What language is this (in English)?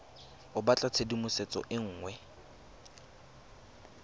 Tswana